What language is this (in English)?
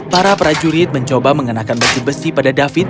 Indonesian